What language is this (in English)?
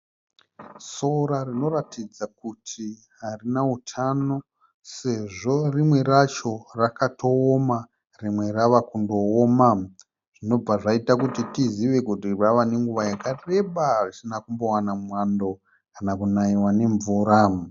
Shona